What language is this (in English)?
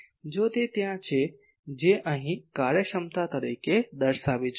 Gujarati